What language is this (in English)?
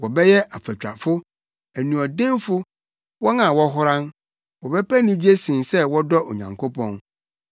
Akan